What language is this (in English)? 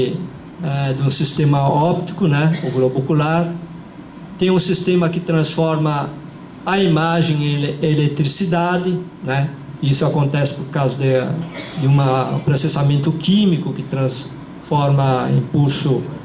Portuguese